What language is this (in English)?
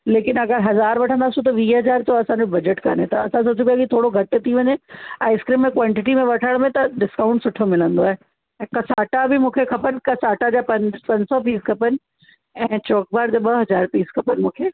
Sindhi